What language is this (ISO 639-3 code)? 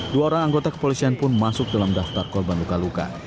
ind